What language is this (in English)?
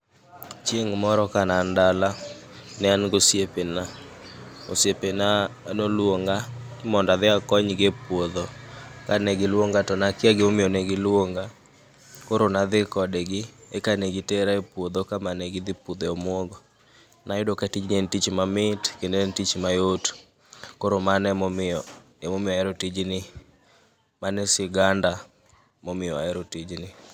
Luo (Kenya and Tanzania)